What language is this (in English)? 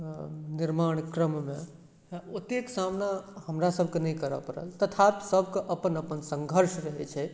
Maithili